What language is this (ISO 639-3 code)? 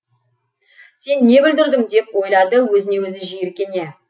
kaz